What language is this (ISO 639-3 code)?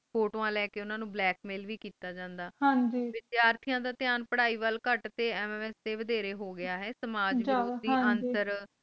pan